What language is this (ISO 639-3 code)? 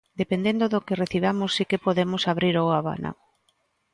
glg